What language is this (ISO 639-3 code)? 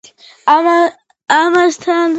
kat